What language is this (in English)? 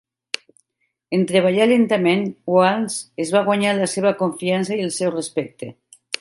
Catalan